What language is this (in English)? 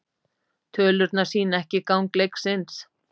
Icelandic